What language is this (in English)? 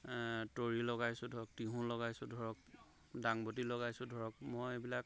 Assamese